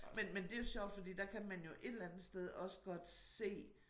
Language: Danish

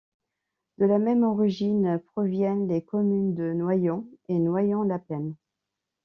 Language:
French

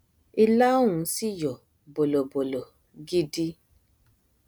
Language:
Yoruba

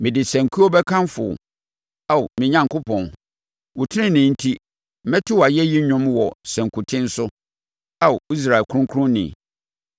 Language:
Akan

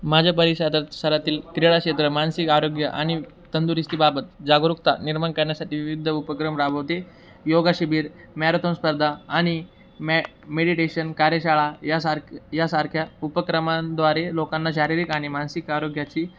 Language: Marathi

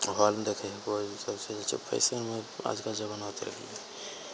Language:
Maithili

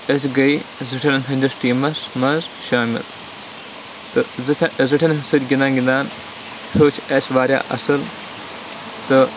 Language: Kashmiri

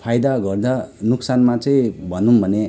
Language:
Nepali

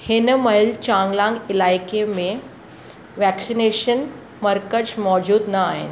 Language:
Sindhi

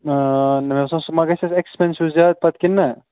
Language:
Kashmiri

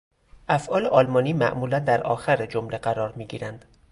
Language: Persian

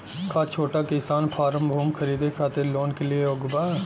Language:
Bhojpuri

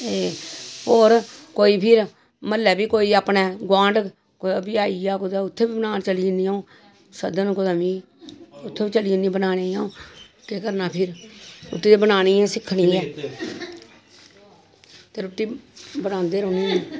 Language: Dogri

